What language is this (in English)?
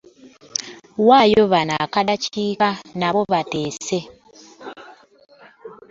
Ganda